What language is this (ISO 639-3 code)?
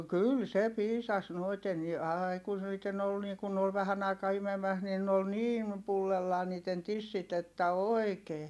fin